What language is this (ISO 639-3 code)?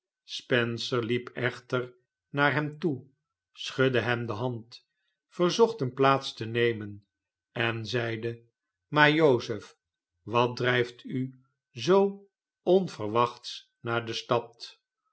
nld